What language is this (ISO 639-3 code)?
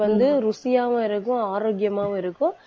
tam